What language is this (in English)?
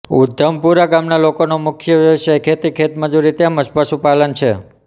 Gujarati